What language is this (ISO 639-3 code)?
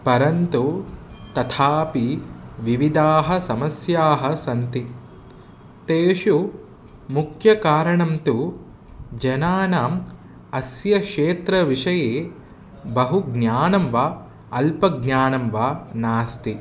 san